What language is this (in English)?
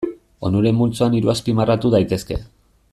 Basque